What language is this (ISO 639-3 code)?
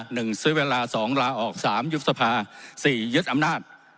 tha